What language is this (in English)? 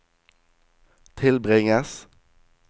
Norwegian